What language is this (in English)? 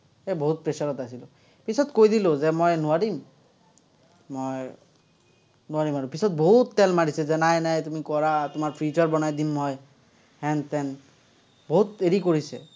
Assamese